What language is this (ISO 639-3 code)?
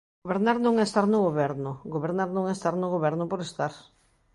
glg